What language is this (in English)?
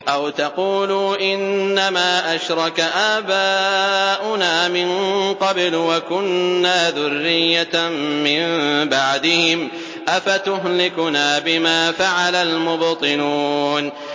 Arabic